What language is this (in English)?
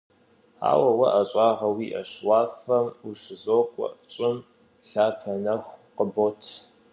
Kabardian